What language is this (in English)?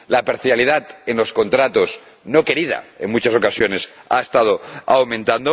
Spanish